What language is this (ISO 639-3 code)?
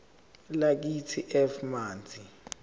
zul